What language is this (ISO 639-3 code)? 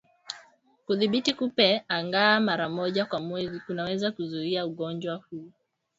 swa